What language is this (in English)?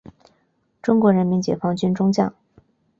Chinese